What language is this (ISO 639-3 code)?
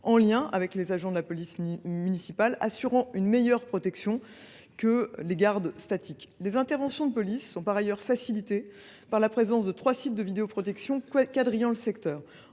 fra